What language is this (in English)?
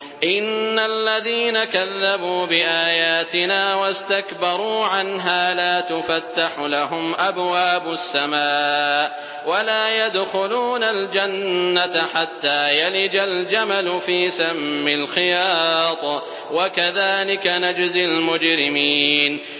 Arabic